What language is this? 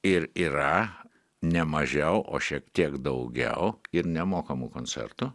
Lithuanian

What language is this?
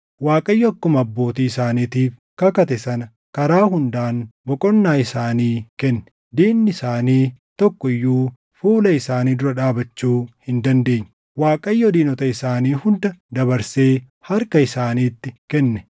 Oromo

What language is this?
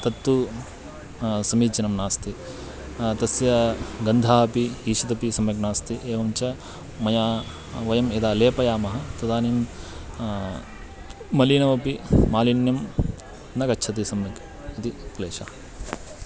Sanskrit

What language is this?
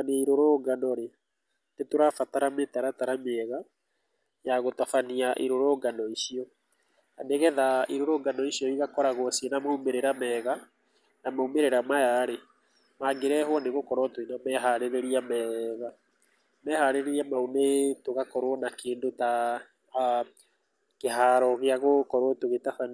Kikuyu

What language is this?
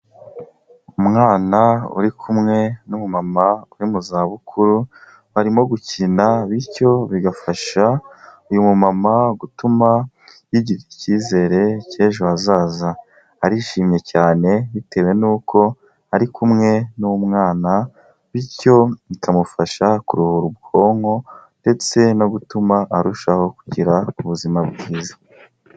Kinyarwanda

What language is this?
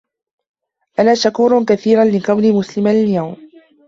Arabic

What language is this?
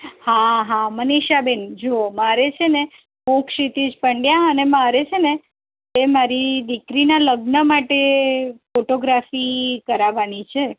Gujarati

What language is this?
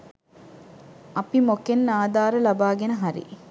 Sinhala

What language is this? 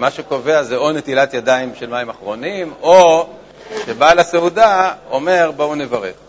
Hebrew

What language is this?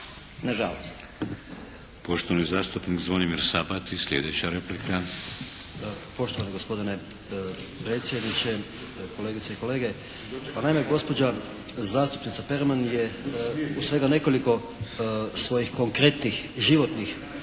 Croatian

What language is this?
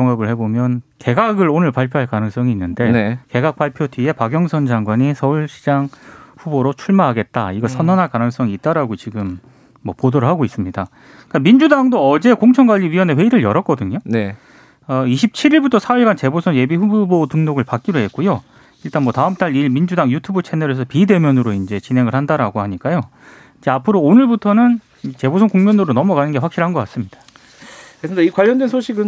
Korean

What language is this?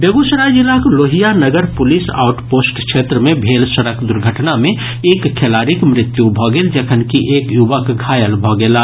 Maithili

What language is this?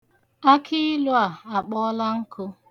Igbo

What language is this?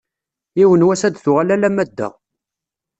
Kabyle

